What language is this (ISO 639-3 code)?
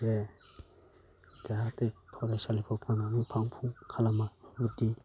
brx